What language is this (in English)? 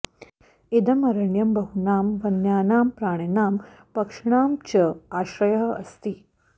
Sanskrit